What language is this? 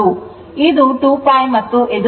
Kannada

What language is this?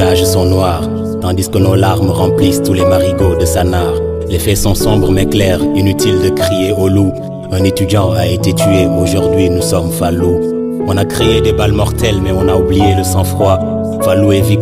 French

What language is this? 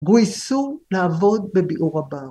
Hebrew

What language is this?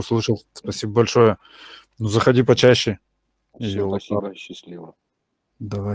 Russian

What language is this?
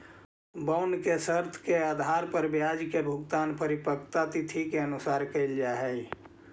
Magahi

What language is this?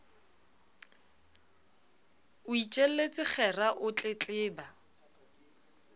Southern Sotho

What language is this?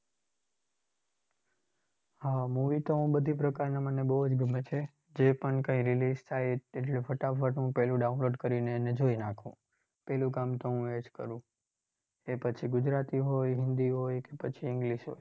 Gujarati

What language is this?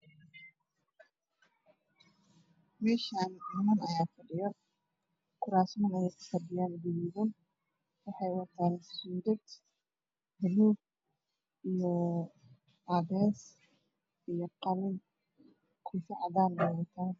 Somali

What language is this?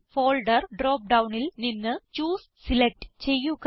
Malayalam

